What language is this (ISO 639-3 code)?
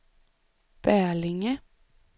swe